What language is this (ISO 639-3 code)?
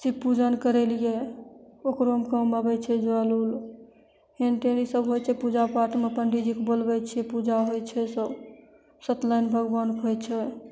mai